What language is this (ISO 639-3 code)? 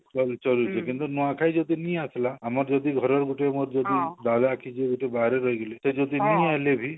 ori